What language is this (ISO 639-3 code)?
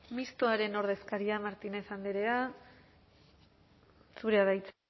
eus